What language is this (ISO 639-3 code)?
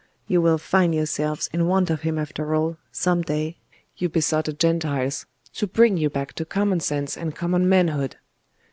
eng